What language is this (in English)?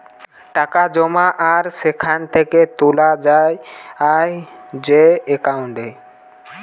Bangla